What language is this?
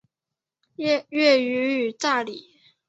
Chinese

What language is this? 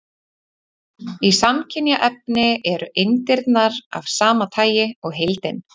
Icelandic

